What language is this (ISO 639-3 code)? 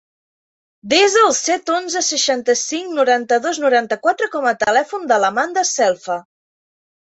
cat